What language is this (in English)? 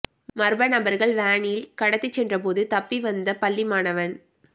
Tamil